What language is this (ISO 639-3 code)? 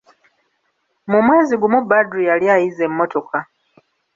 lug